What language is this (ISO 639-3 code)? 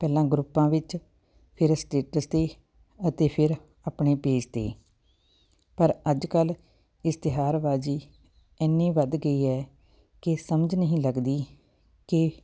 pan